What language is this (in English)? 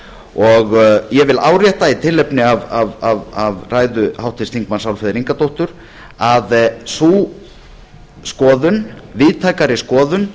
Icelandic